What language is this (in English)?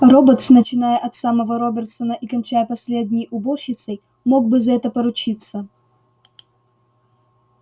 Russian